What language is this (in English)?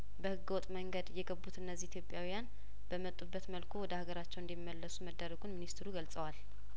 Amharic